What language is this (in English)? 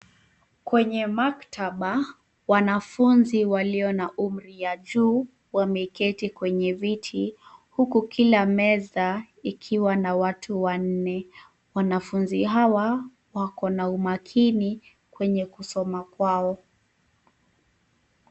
Swahili